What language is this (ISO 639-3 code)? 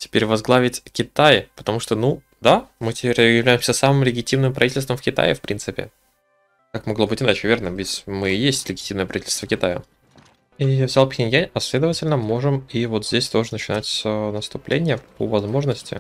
rus